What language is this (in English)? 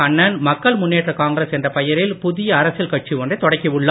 Tamil